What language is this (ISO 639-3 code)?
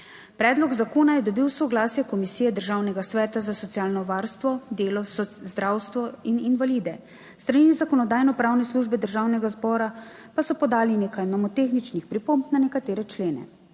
slv